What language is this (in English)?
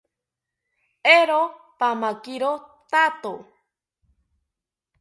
South Ucayali Ashéninka